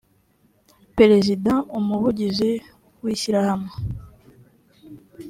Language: Kinyarwanda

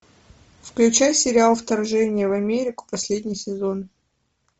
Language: Russian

